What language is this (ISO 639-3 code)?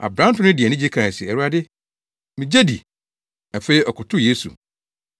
aka